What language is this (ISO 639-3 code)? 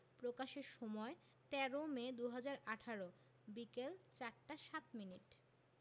ben